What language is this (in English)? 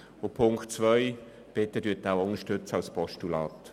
Swiss German